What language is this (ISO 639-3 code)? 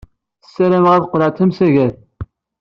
kab